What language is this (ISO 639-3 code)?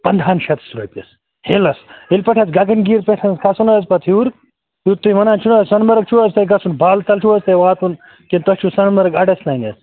kas